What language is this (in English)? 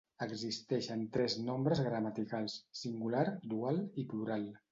Catalan